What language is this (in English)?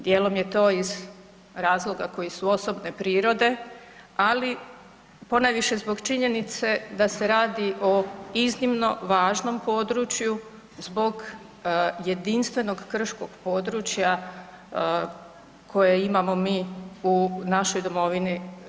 Croatian